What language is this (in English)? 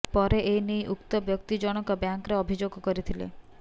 Odia